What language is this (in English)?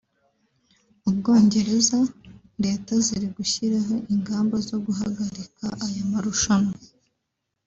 Kinyarwanda